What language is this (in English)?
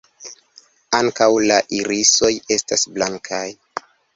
Esperanto